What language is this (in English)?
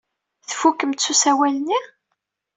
Kabyle